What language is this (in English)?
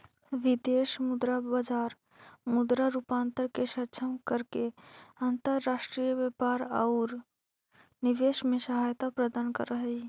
Magahi